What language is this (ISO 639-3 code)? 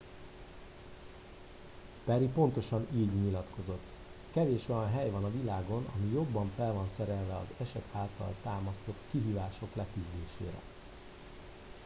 hun